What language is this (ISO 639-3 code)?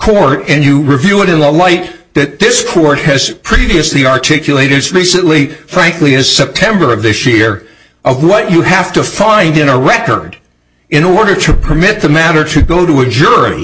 eng